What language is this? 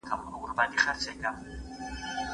Pashto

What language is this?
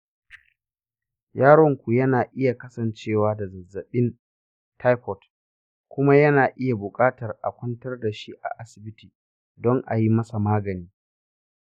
Hausa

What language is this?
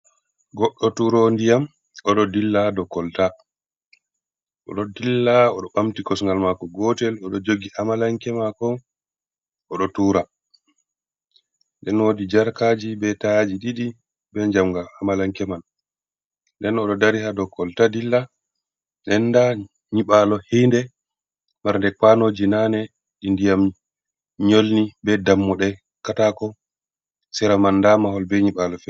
Fula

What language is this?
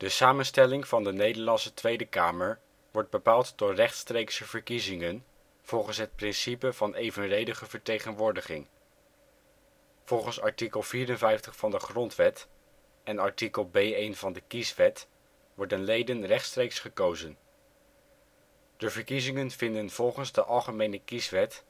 Dutch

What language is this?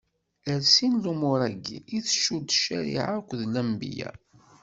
Kabyle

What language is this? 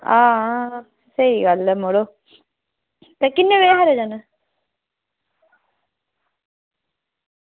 Dogri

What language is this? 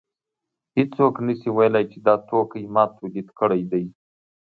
Pashto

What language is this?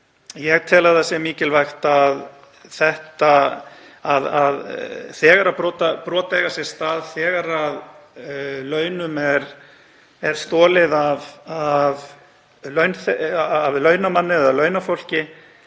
Icelandic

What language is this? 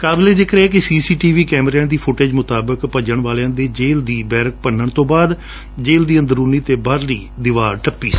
Punjabi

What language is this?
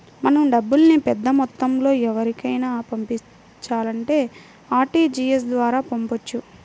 Telugu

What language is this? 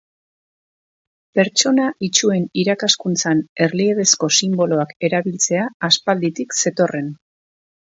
Basque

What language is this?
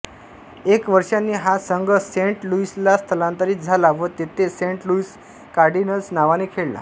Marathi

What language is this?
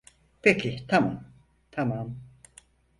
Turkish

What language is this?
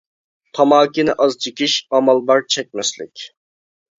Uyghur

